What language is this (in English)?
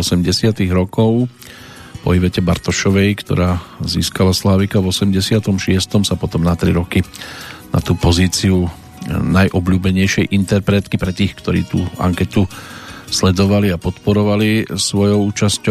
Slovak